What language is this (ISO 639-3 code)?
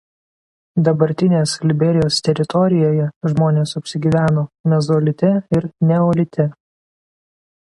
lit